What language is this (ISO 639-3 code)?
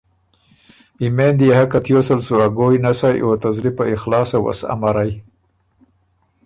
oru